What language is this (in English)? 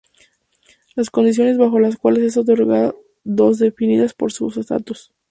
Spanish